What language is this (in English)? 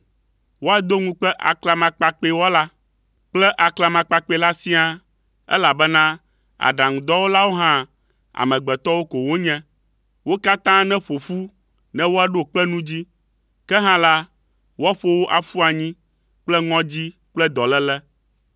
Ewe